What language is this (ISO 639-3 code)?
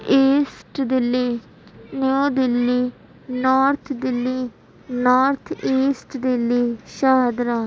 urd